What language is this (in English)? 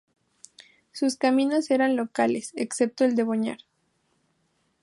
Spanish